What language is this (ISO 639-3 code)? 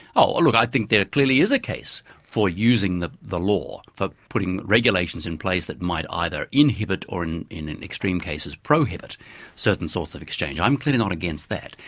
eng